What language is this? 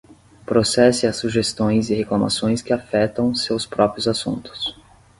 Portuguese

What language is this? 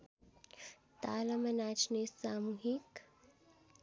Nepali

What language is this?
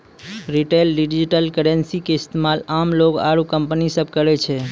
Maithili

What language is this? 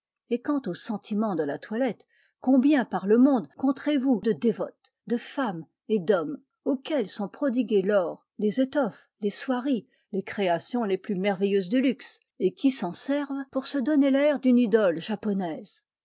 French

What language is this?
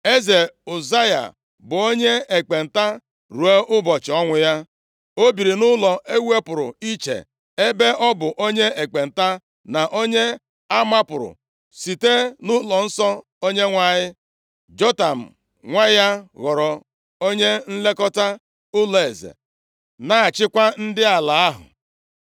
Igbo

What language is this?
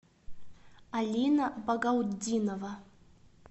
Russian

